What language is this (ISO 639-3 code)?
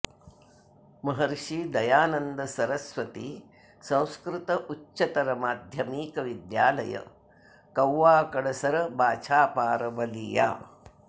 san